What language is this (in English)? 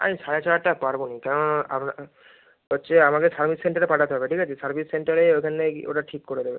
Bangla